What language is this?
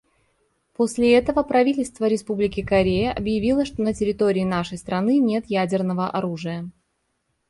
Russian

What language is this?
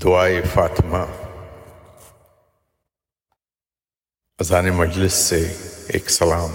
Urdu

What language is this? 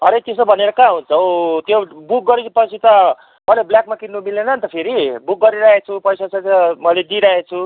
Nepali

